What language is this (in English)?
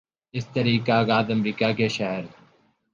Urdu